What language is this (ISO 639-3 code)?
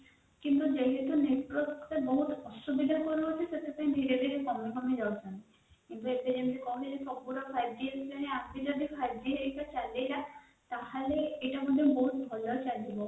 ori